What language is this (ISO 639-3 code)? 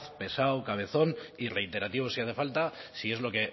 spa